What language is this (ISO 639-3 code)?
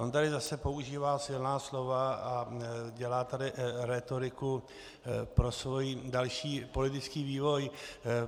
ces